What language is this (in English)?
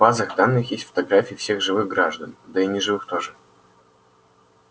Russian